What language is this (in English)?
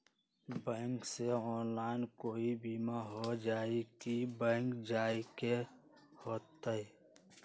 Magahi